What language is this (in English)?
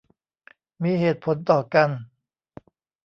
Thai